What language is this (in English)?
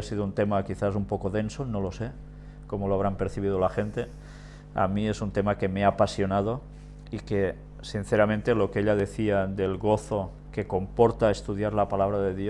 Spanish